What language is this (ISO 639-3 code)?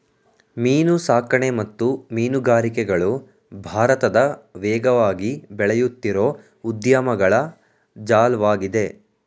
kan